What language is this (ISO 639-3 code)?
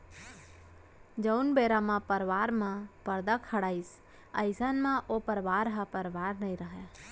hne